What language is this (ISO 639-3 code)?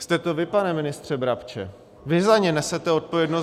ces